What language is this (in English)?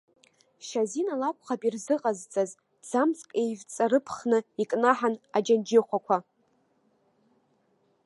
Abkhazian